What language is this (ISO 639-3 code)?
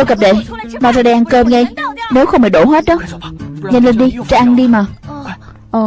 vie